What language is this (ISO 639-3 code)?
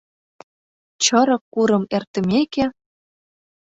chm